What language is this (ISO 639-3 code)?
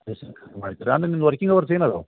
kan